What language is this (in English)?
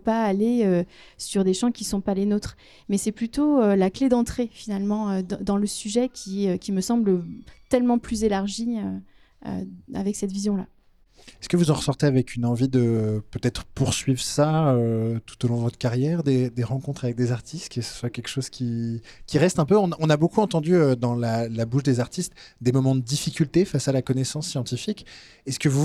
French